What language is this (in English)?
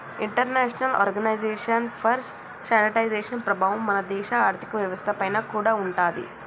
Telugu